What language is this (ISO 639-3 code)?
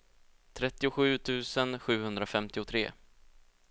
swe